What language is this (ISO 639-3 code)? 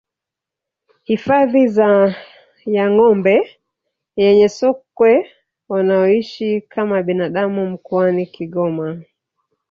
swa